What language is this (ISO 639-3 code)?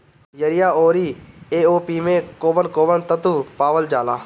bho